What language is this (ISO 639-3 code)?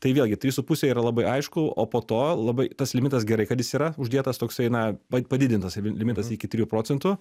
lit